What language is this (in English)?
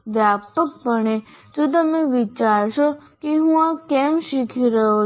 Gujarati